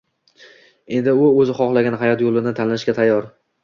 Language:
Uzbek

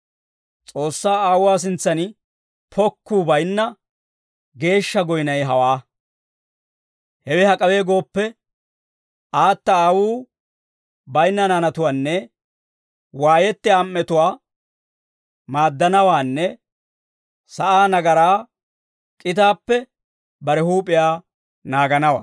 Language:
Dawro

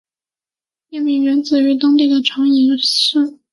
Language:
Chinese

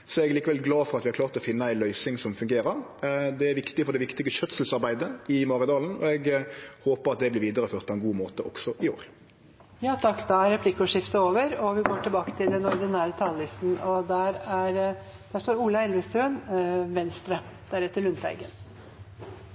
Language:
Norwegian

